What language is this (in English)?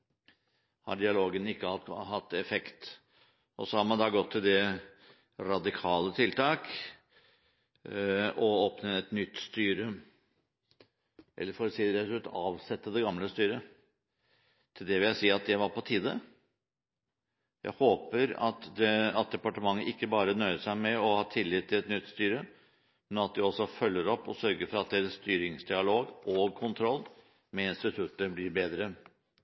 Norwegian Bokmål